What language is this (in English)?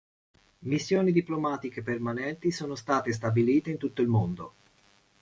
Italian